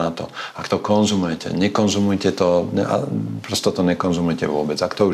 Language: Slovak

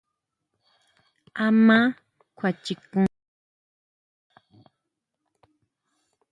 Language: Huautla Mazatec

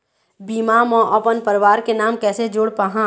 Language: Chhattisgarhi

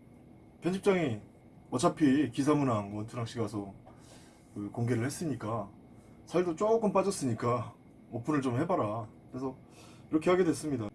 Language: Korean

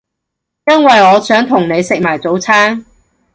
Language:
Cantonese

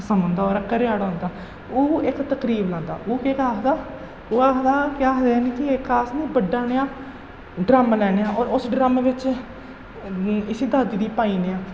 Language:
Dogri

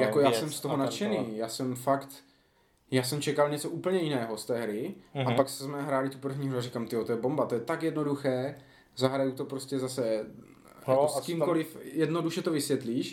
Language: Czech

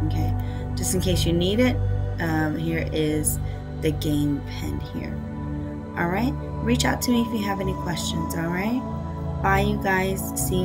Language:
English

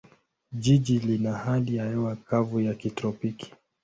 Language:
Swahili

